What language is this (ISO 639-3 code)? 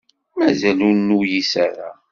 kab